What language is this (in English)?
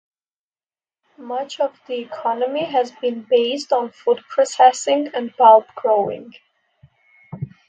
English